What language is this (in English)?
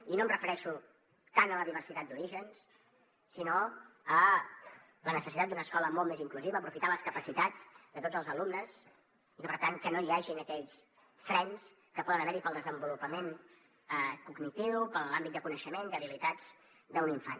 Catalan